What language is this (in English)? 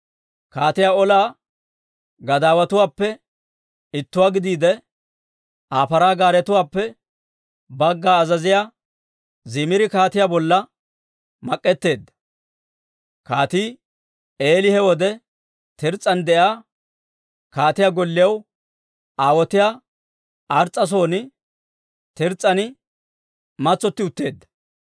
Dawro